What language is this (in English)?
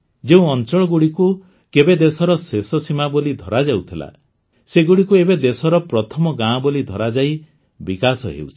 Odia